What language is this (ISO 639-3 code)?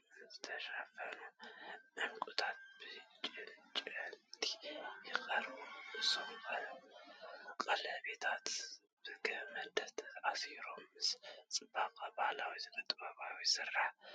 tir